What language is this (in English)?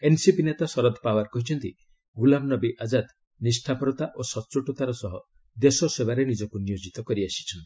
Odia